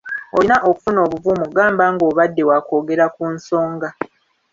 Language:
Ganda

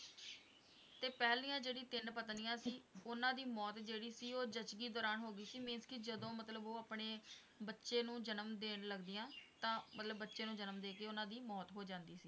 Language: Punjabi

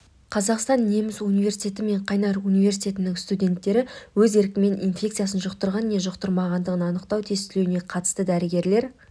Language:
Kazakh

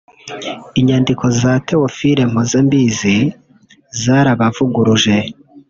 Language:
Kinyarwanda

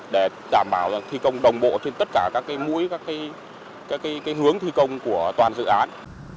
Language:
Vietnamese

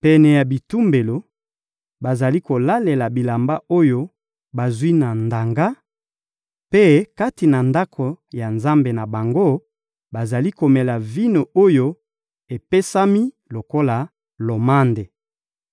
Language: Lingala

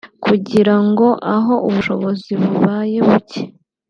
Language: Kinyarwanda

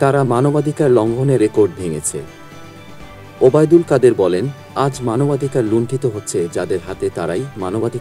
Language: Arabic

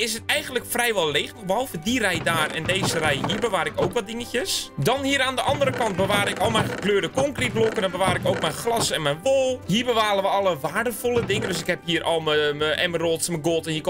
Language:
Dutch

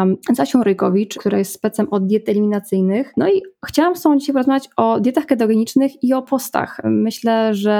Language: Polish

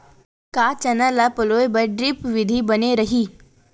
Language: Chhattisgarhi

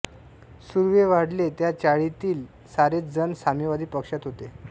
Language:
Marathi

